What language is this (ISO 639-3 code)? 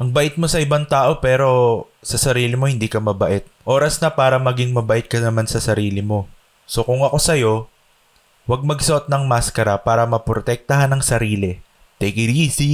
fil